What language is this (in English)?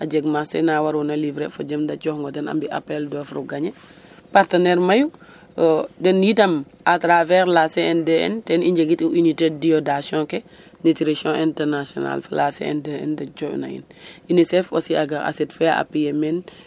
Serer